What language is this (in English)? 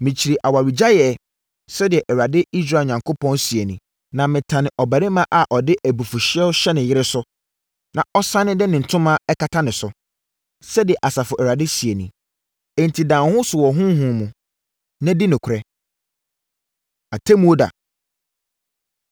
Akan